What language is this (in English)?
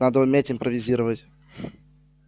Russian